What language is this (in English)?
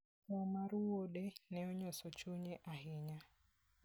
Luo (Kenya and Tanzania)